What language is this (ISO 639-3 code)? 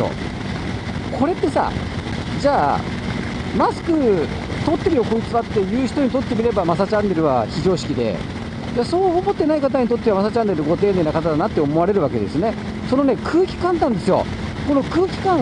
jpn